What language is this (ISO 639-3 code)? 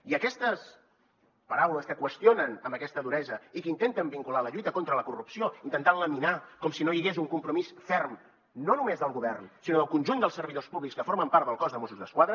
cat